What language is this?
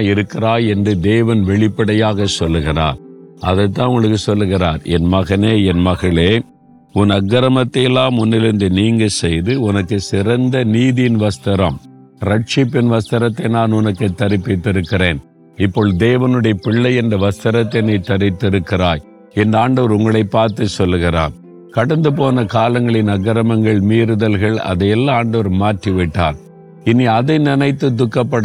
Tamil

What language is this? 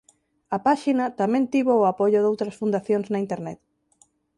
Galician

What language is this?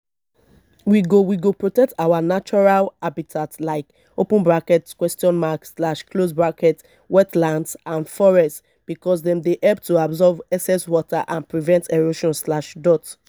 Nigerian Pidgin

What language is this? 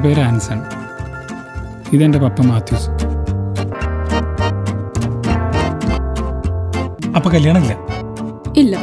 Indonesian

